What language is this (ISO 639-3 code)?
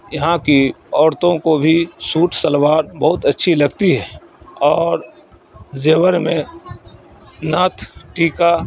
urd